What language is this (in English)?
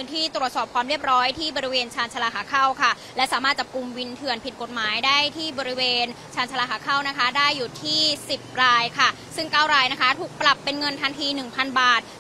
Thai